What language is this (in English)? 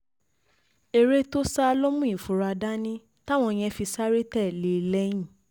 Yoruba